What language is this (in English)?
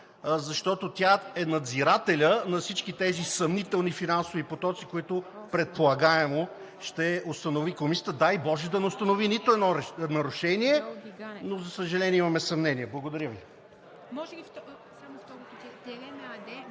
Bulgarian